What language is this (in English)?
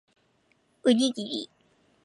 Japanese